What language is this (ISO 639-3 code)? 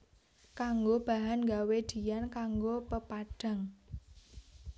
jav